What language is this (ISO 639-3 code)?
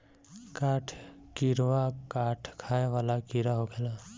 bho